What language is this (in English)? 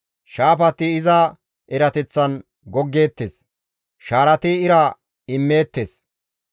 Gamo